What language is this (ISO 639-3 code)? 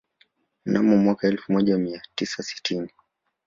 swa